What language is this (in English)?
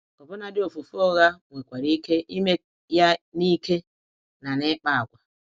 Igbo